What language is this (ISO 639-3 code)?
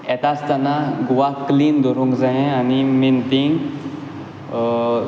kok